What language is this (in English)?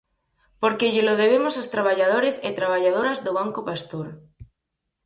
Galician